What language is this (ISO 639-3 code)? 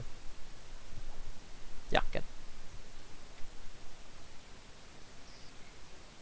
eng